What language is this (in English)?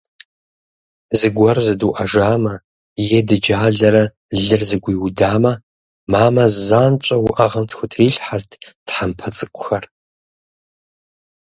Kabardian